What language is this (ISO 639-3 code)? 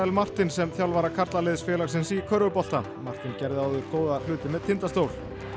isl